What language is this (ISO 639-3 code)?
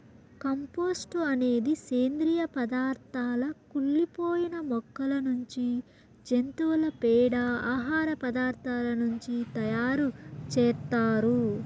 tel